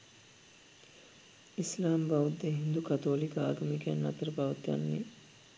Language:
Sinhala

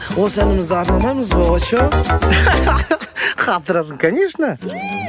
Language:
Kazakh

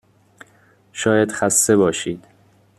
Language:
Persian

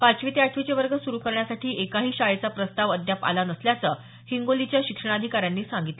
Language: Marathi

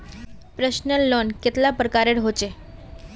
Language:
Magahi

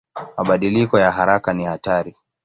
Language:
Swahili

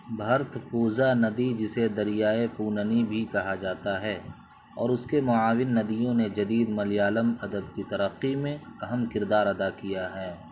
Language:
Urdu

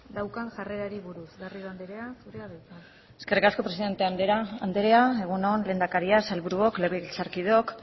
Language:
Basque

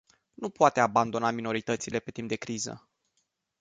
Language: Romanian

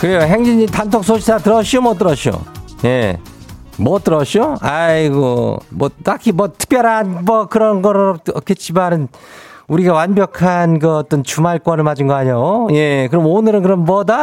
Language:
Korean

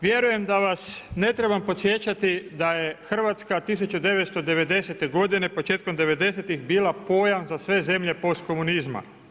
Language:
Croatian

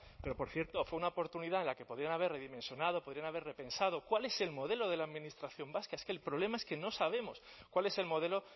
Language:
Spanish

